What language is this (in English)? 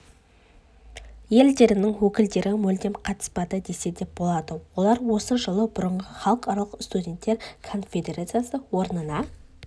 Kazakh